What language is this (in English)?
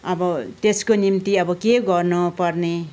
Nepali